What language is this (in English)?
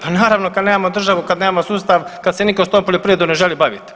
Croatian